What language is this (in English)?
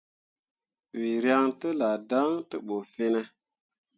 Mundang